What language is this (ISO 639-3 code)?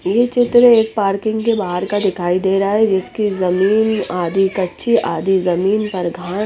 hin